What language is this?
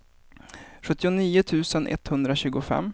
Swedish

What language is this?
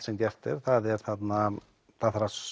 Icelandic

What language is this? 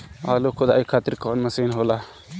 Bhojpuri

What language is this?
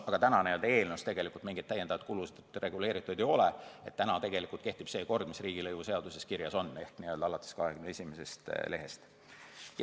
Estonian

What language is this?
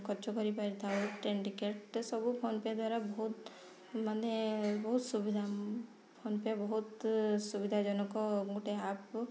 Odia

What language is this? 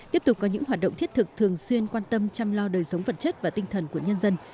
Vietnamese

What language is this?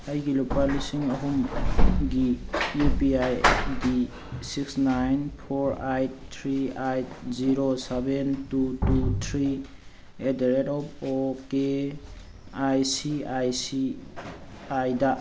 Manipuri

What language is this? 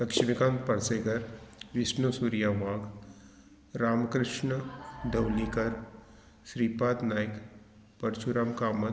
Konkani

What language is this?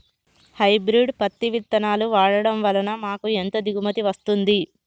Telugu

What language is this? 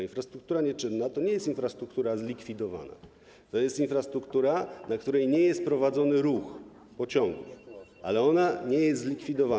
Polish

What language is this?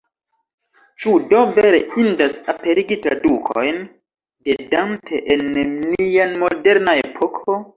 Esperanto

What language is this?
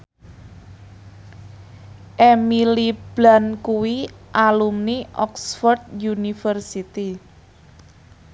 Javanese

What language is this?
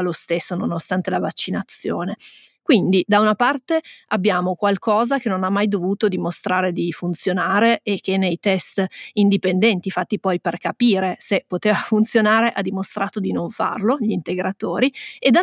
Italian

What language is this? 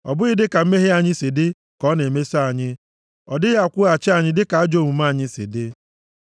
Igbo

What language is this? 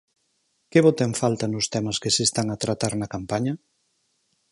Galician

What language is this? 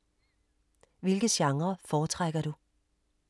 Danish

